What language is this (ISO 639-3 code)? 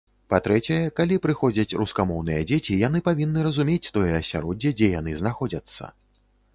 bel